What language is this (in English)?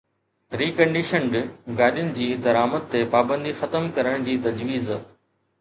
Sindhi